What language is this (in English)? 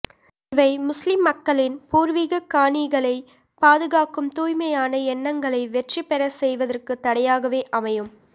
Tamil